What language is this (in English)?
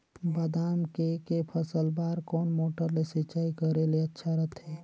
Chhattisgarhi